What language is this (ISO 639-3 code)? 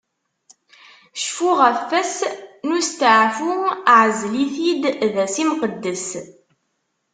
kab